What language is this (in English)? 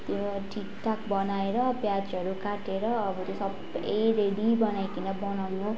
Nepali